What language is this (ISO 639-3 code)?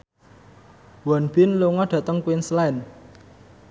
jav